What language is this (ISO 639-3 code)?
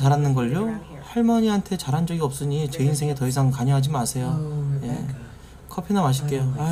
kor